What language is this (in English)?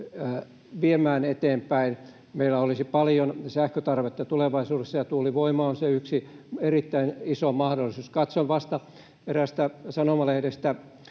Finnish